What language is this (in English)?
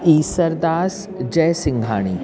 Sindhi